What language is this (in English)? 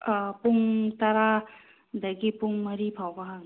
Manipuri